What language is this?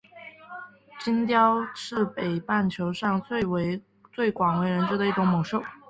Chinese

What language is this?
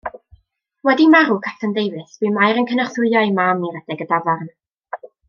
Welsh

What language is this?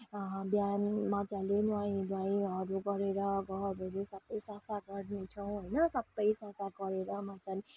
Nepali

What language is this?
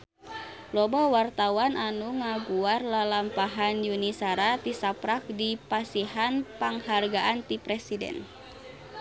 Sundanese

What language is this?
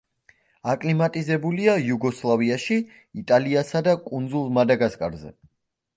Georgian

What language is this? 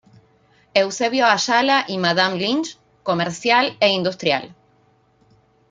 Spanish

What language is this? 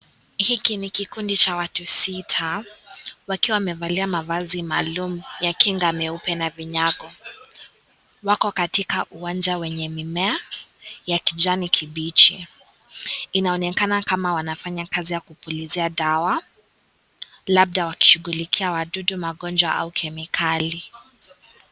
Swahili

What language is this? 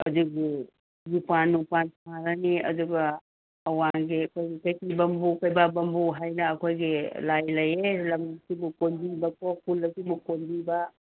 Manipuri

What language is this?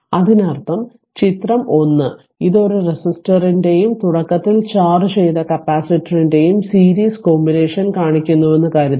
Malayalam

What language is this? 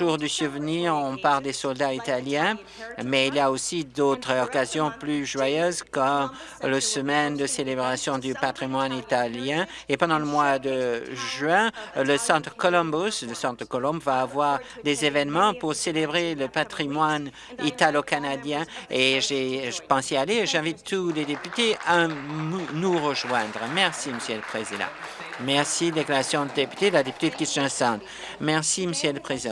French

